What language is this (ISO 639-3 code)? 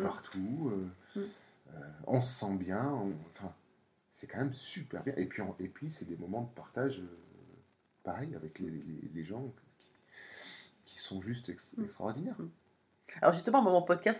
fra